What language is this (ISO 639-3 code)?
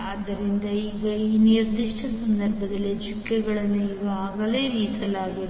kan